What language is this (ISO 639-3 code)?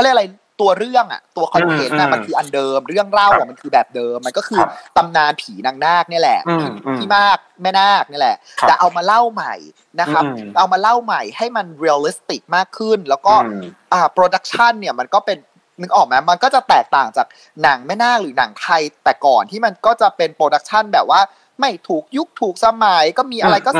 tha